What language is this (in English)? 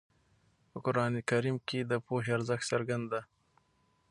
Pashto